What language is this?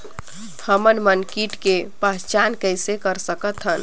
Chhattisgarhi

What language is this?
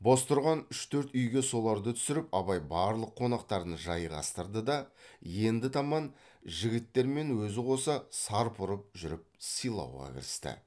Kazakh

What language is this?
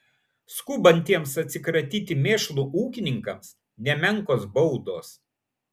Lithuanian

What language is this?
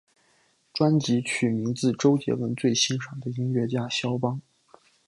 Chinese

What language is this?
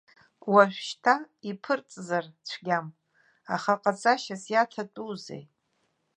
Abkhazian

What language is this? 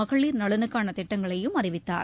Tamil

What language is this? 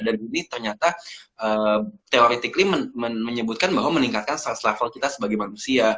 Indonesian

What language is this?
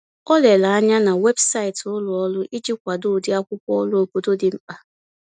Igbo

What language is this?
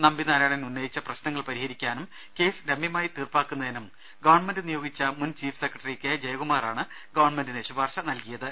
Malayalam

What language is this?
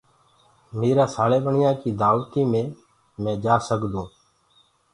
Gurgula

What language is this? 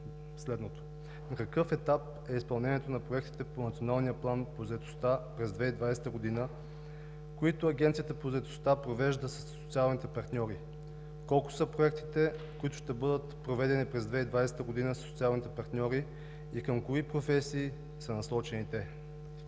Bulgarian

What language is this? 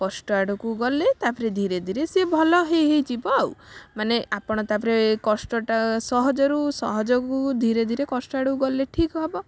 Odia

